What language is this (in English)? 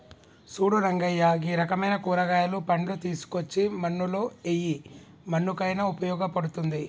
Telugu